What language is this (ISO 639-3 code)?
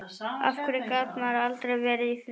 isl